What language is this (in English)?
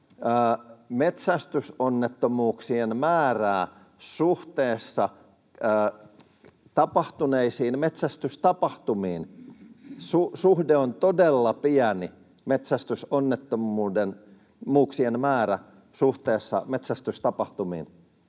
Finnish